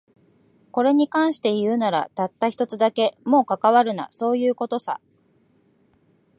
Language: Japanese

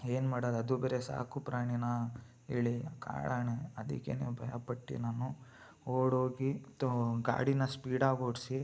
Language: Kannada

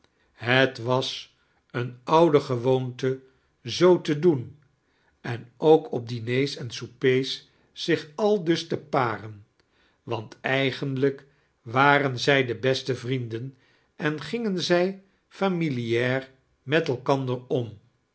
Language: Dutch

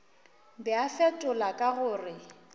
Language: Northern Sotho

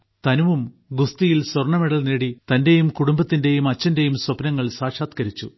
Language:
Malayalam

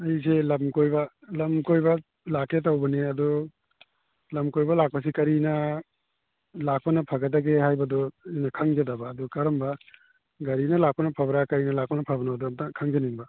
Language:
Manipuri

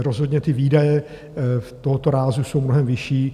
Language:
Czech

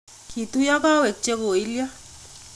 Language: Kalenjin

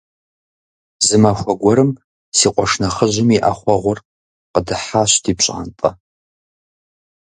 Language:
Kabardian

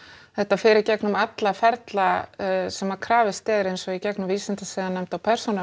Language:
Icelandic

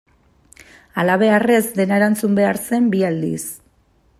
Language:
Basque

